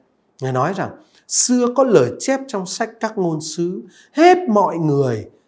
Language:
Vietnamese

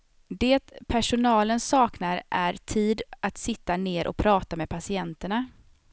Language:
Swedish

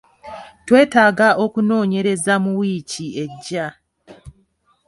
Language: Ganda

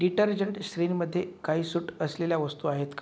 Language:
Marathi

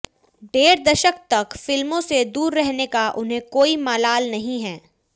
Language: Hindi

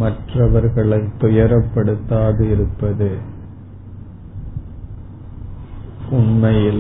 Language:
Tamil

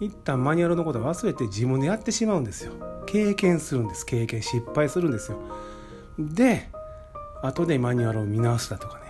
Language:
Japanese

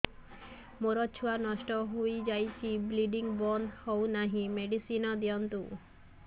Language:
Odia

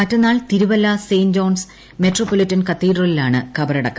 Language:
Malayalam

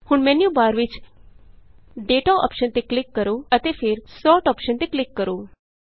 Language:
Punjabi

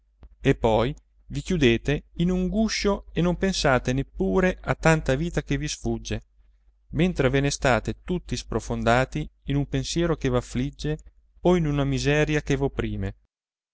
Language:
Italian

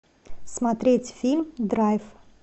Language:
Russian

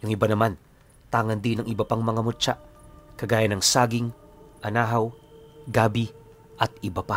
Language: Filipino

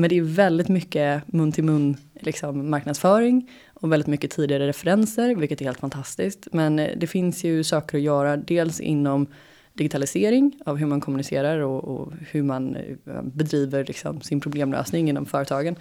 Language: Swedish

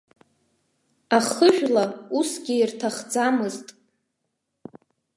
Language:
Abkhazian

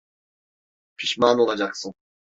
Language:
Turkish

